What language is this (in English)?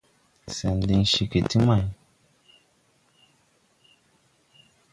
Tupuri